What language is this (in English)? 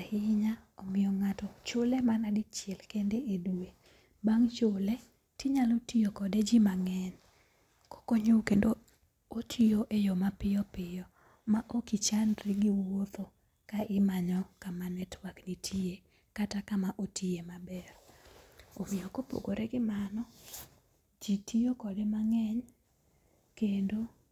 Luo (Kenya and Tanzania)